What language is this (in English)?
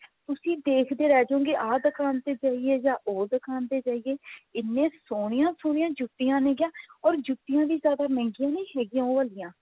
Punjabi